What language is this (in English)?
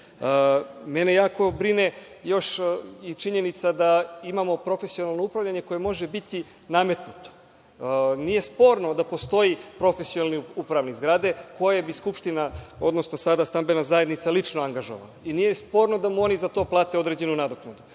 Serbian